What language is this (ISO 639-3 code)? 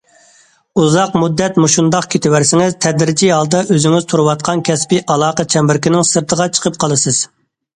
uig